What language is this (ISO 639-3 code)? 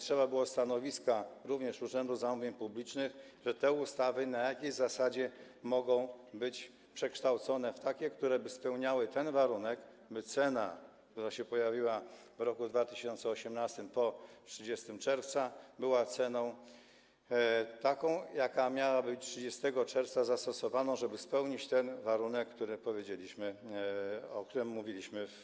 pol